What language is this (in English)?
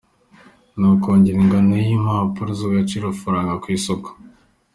Kinyarwanda